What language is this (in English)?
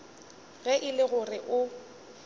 Northern Sotho